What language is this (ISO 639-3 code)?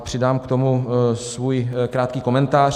ces